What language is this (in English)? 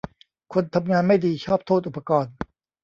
Thai